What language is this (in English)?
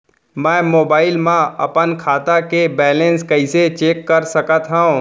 Chhattisgarhi